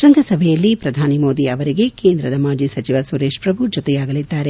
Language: Kannada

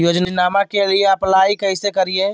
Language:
Magahi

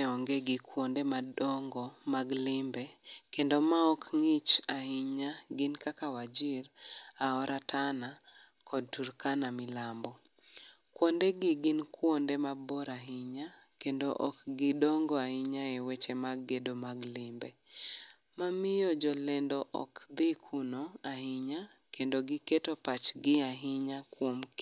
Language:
Luo (Kenya and Tanzania)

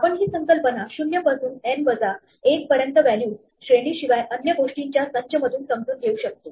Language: Marathi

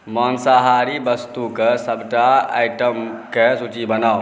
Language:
Maithili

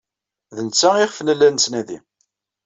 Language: Kabyle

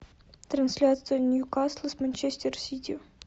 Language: Russian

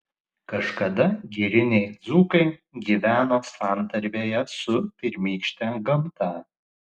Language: Lithuanian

